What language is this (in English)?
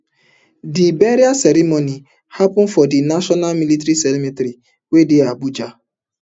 Nigerian Pidgin